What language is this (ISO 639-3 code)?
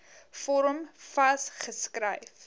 afr